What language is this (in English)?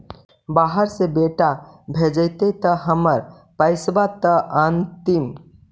Magahi